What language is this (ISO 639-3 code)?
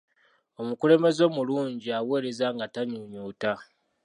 lug